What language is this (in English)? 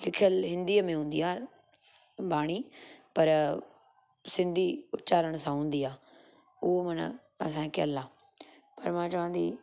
Sindhi